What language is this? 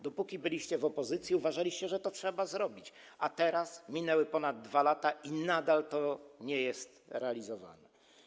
Polish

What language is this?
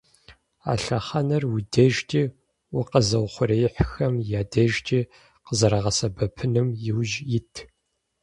Kabardian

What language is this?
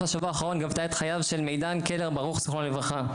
Hebrew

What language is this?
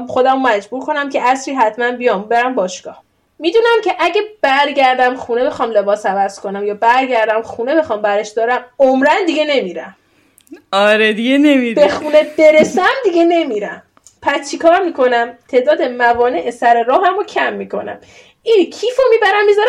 Persian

